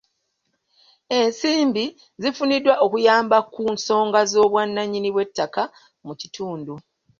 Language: Ganda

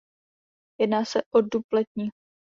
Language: Czech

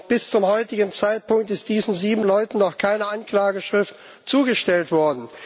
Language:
German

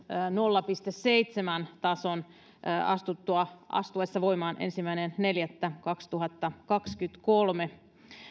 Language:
Finnish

